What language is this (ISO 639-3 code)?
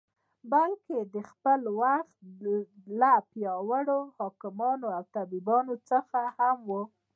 pus